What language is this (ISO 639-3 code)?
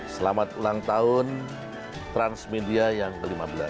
ind